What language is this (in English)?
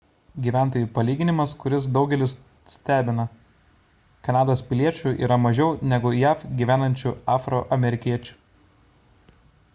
Lithuanian